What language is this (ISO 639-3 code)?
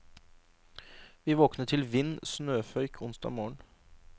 nor